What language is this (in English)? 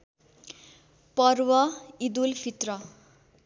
Nepali